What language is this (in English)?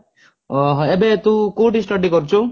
Odia